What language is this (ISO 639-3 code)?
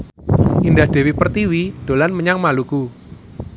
jav